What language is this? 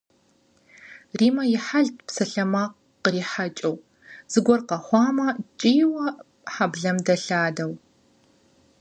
Kabardian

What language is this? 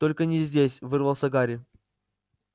Russian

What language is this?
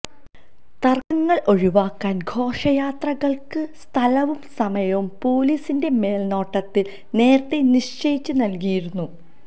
Malayalam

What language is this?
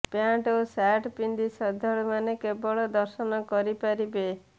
Odia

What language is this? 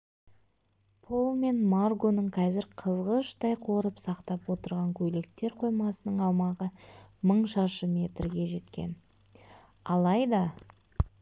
Kazakh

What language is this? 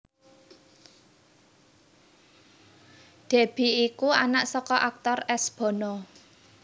Javanese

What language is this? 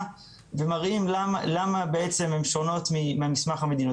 Hebrew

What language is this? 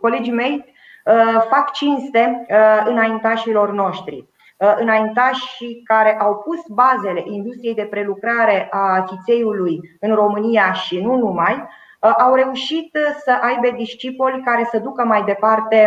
Romanian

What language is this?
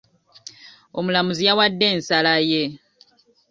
Ganda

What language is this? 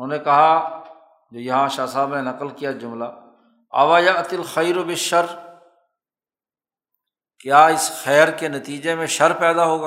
Urdu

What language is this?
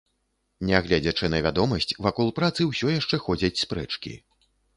Belarusian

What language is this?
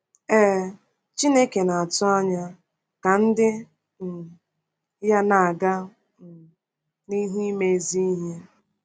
Igbo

